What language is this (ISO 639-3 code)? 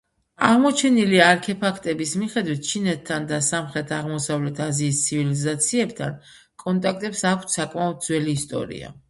kat